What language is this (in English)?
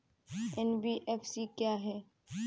Hindi